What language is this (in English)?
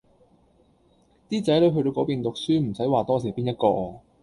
Cantonese